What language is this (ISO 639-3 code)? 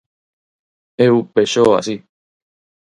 glg